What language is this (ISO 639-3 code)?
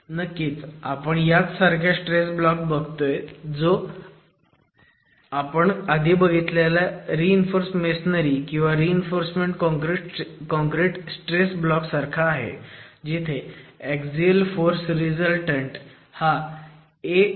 mar